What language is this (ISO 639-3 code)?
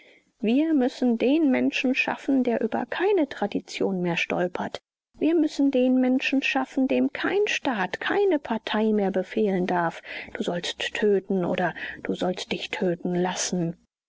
deu